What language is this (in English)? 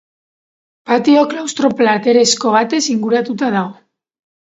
Basque